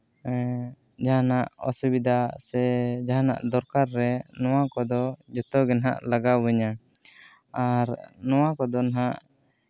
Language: Santali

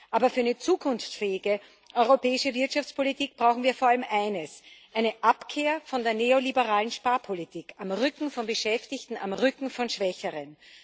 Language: German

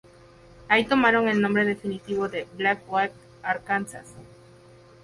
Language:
Spanish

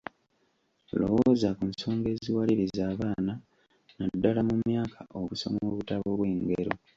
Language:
Ganda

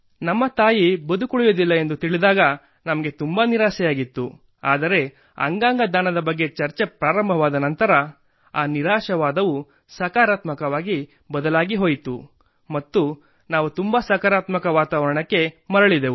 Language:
Kannada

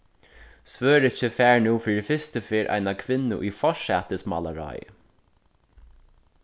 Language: Faroese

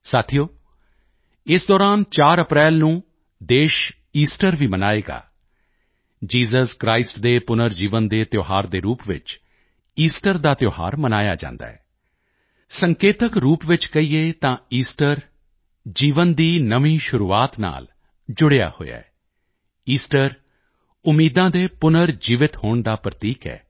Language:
Punjabi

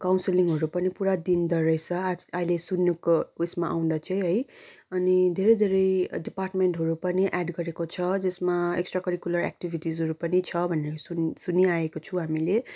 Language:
Nepali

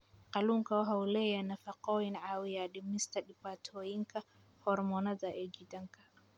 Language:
Somali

